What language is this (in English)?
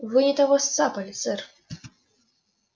Russian